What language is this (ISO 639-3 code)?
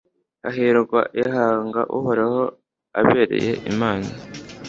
kin